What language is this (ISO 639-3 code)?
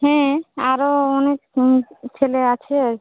ben